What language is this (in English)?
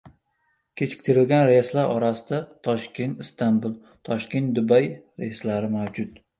Uzbek